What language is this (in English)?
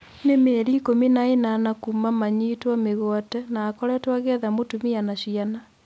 Kikuyu